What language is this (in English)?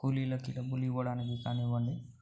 Telugu